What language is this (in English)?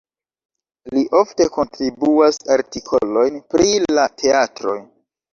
Esperanto